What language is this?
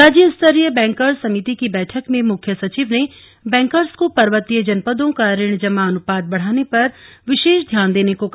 Hindi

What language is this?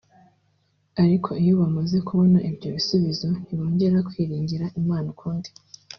Kinyarwanda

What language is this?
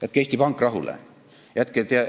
Estonian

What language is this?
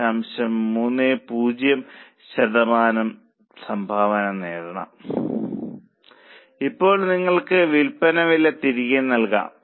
Malayalam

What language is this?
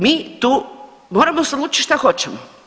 Croatian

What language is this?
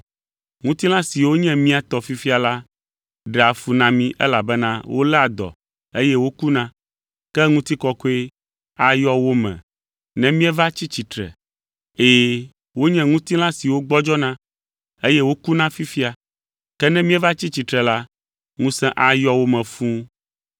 Ewe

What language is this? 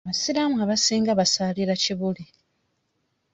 Ganda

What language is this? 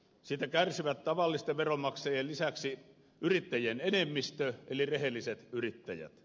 Finnish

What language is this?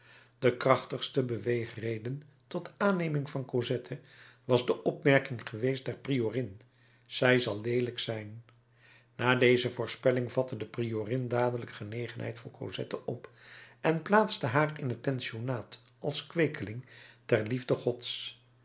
Dutch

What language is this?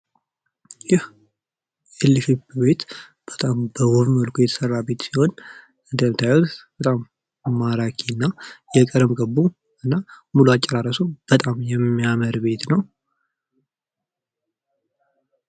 Amharic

